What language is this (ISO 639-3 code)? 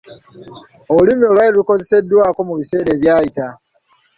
lug